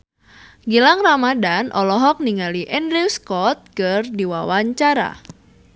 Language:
Sundanese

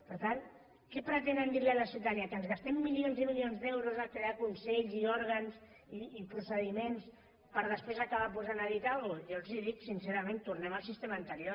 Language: Catalan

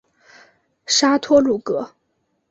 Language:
Chinese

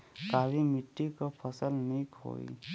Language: Bhojpuri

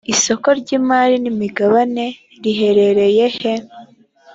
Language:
Kinyarwanda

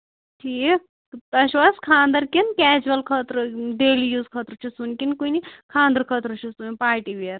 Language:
Kashmiri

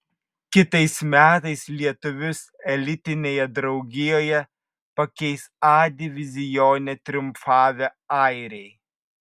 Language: Lithuanian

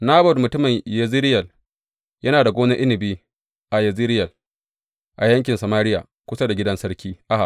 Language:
Hausa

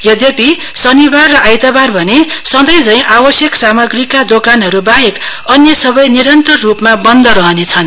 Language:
Nepali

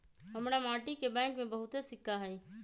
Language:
Magahi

